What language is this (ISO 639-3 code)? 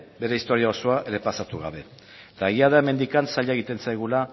eus